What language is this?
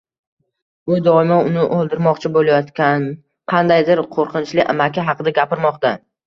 Uzbek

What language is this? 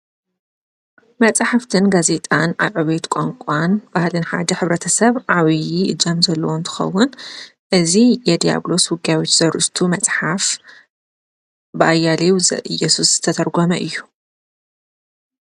Tigrinya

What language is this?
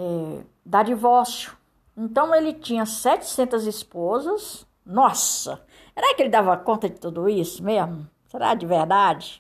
Portuguese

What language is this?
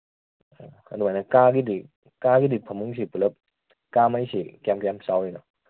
Manipuri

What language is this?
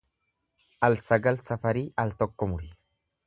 Oromo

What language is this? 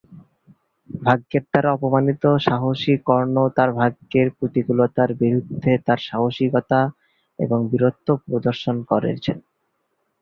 Bangla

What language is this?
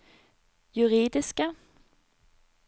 Norwegian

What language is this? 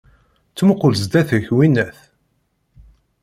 Kabyle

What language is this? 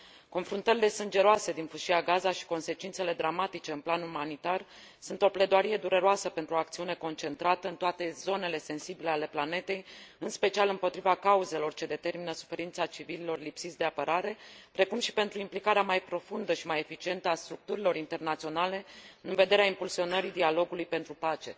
Romanian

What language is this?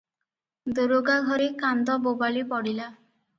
Odia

